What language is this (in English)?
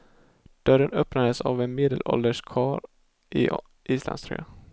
Swedish